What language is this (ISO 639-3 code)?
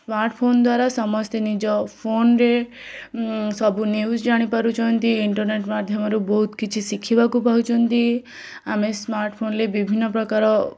ori